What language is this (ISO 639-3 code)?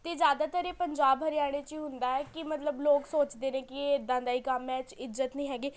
pan